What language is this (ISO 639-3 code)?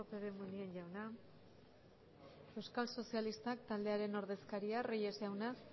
eus